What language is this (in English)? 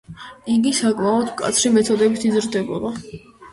Georgian